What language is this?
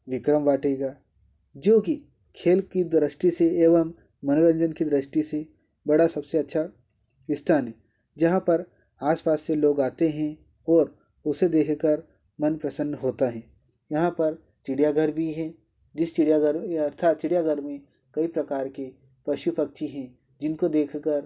Hindi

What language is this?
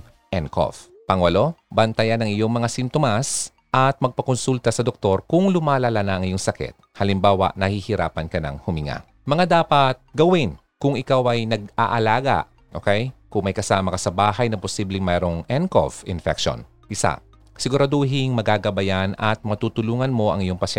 Filipino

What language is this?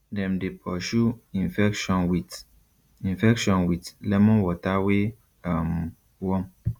Nigerian Pidgin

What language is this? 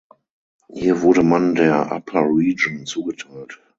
German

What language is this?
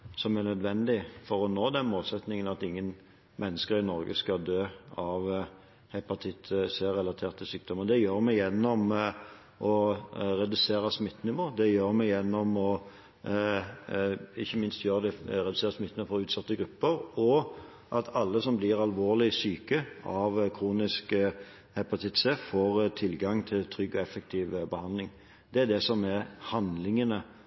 Norwegian Bokmål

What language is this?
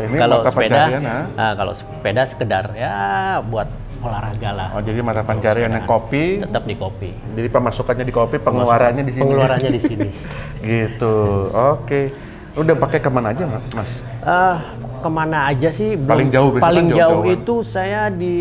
Indonesian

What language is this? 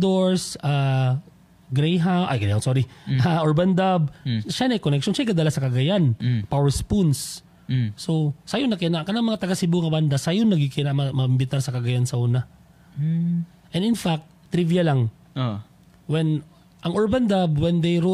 Filipino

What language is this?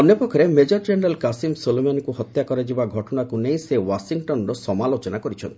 Odia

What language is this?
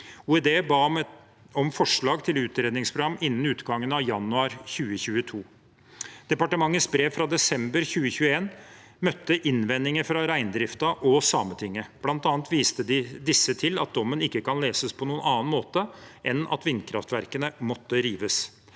Norwegian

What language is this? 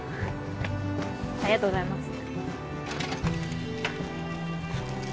Japanese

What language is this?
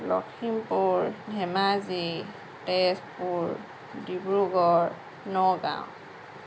Assamese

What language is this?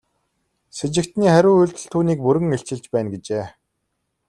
Mongolian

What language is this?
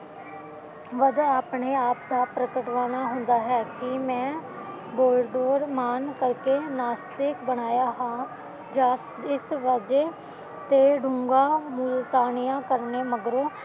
Punjabi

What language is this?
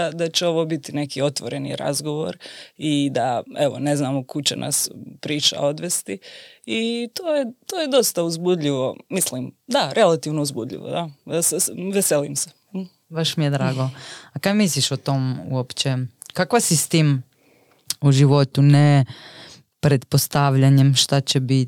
Croatian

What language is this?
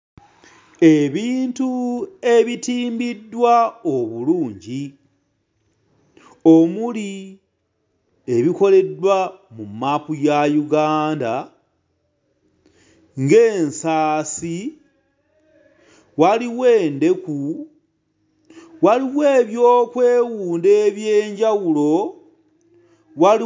Ganda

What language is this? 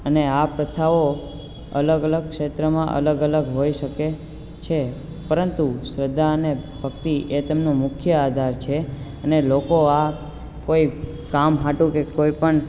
Gujarati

